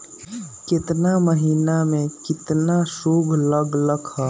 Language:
Magahi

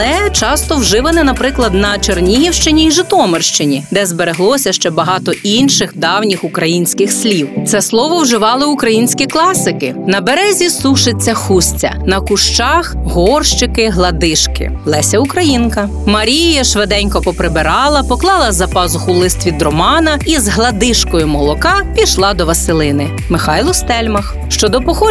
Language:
Ukrainian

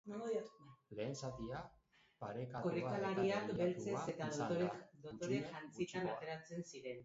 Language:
Basque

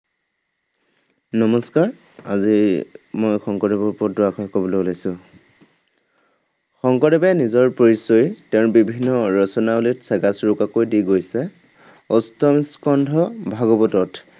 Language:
Assamese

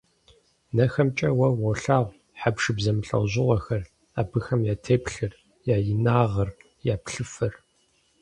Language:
Kabardian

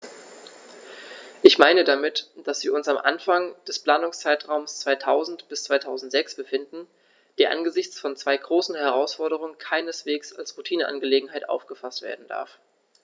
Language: German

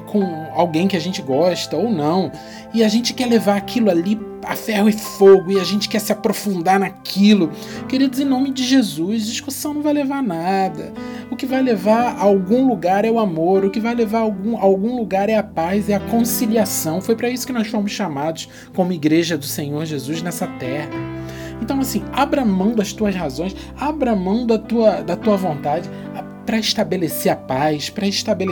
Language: Portuguese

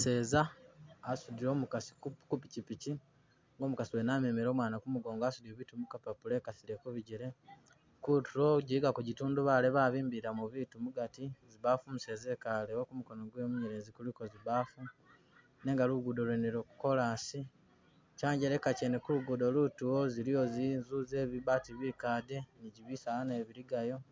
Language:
Masaaba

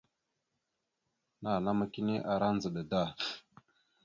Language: Mada (Cameroon)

